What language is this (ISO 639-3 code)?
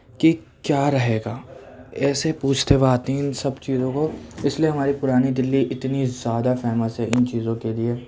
urd